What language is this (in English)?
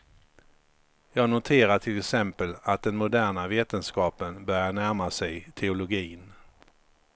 Swedish